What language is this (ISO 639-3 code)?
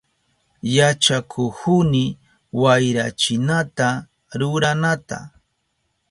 qup